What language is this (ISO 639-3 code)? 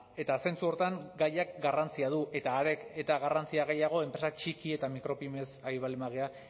eus